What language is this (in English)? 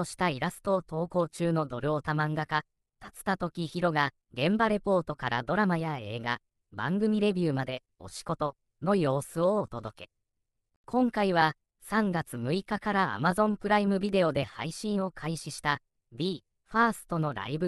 Japanese